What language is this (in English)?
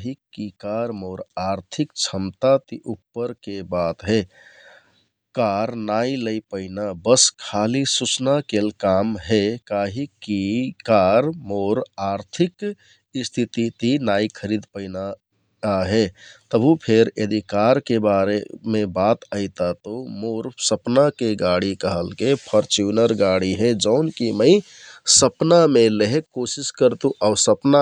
Kathoriya Tharu